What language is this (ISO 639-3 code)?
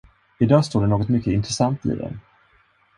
swe